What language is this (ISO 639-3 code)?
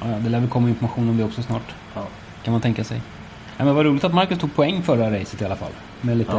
swe